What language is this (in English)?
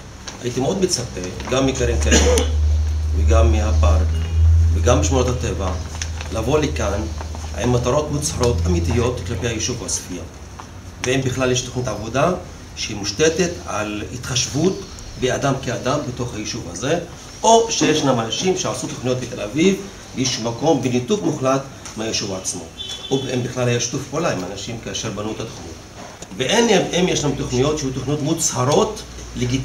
Hebrew